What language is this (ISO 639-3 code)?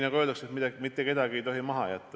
est